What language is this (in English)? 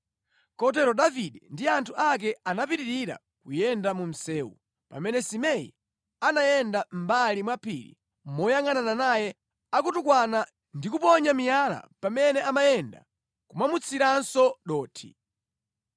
Nyanja